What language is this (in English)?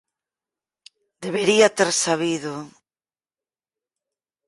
Galician